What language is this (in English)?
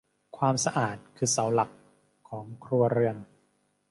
Thai